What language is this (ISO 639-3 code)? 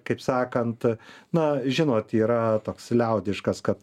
lit